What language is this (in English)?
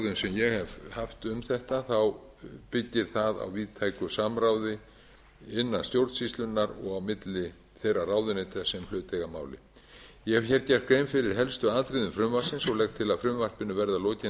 Icelandic